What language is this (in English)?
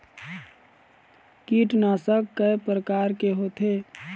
Chhattisgarhi